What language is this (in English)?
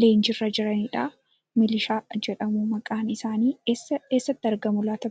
Oromo